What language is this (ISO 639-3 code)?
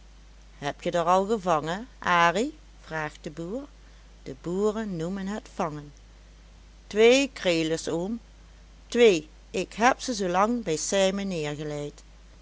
nld